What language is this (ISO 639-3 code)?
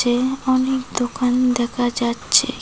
ben